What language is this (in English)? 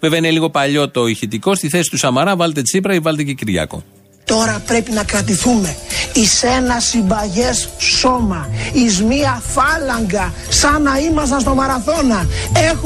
Greek